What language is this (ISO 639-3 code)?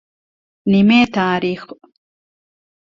div